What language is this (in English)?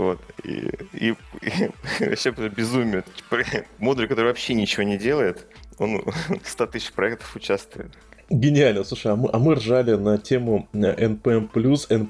Russian